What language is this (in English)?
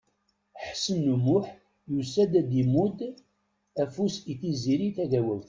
Kabyle